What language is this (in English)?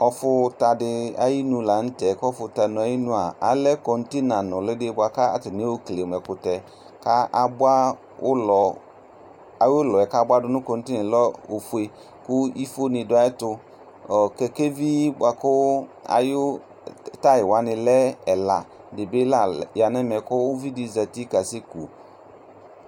Ikposo